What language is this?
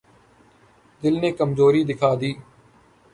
Urdu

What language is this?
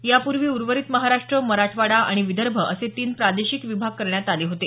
Marathi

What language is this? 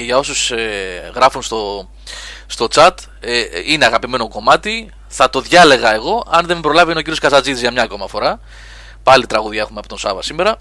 Greek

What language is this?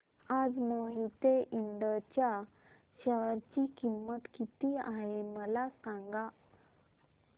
Marathi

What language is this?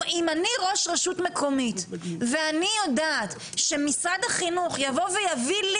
Hebrew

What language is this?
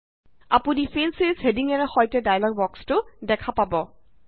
Assamese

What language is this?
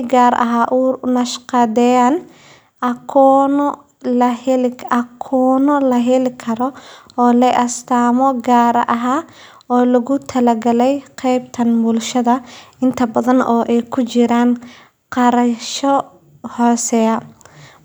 Somali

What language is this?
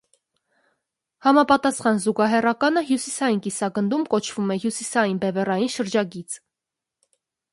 Armenian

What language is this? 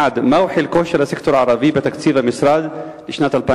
Hebrew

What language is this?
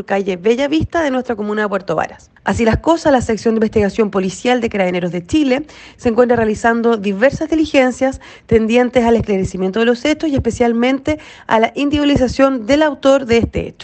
Spanish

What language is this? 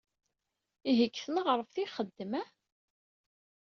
Kabyle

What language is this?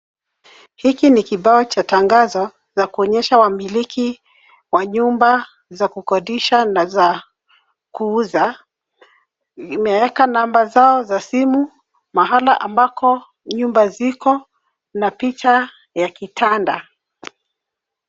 Swahili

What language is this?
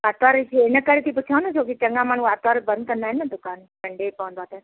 Sindhi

